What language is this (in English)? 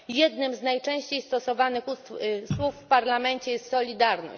Polish